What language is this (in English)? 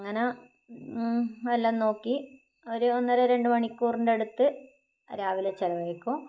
Malayalam